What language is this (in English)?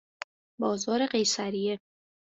Persian